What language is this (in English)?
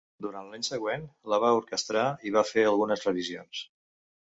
Catalan